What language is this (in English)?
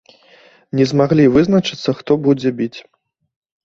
Belarusian